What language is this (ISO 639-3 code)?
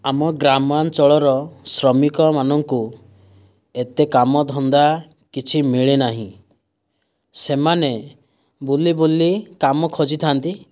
ori